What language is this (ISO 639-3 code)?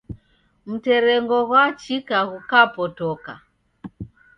dav